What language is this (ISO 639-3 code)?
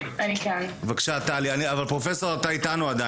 heb